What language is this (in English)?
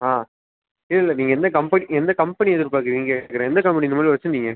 Tamil